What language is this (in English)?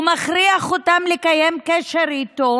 Hebrew